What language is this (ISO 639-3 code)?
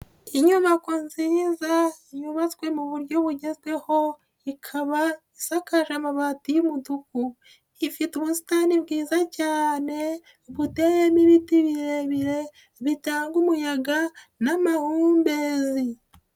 kin